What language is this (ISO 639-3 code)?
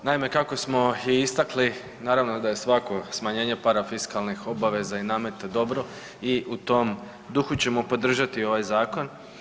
hrv